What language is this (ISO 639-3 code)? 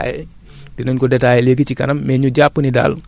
wol